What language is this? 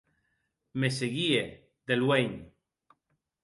Occitan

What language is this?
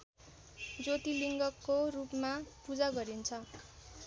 Nepali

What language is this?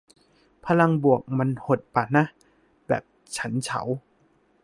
Thai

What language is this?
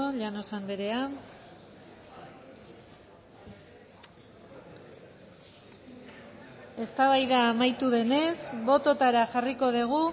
Basque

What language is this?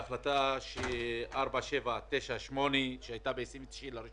Hebrew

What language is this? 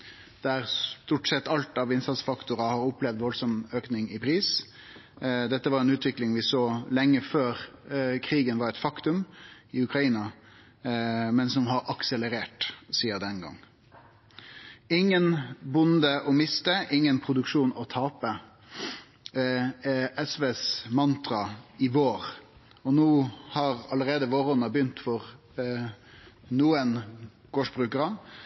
Norwegian Nynorsk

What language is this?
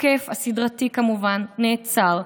Hebrew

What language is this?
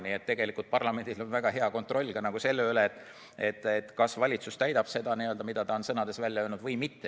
Estonian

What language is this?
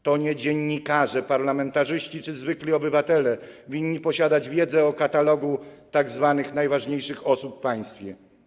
Polish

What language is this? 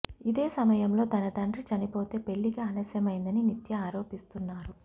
Telugu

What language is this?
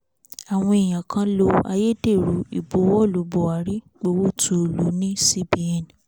Yoruba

